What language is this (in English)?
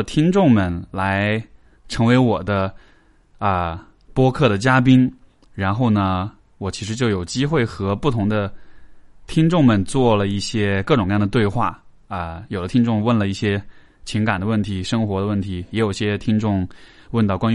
Chinese